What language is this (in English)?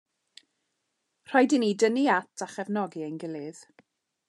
Welsh